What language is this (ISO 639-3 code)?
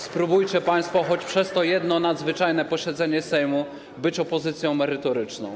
pol